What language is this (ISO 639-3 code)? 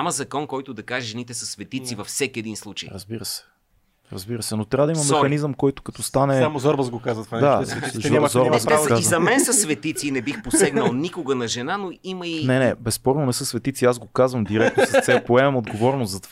bul